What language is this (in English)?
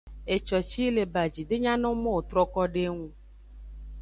Aja (Benin)